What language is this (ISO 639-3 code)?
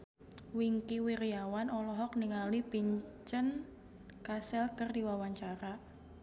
sun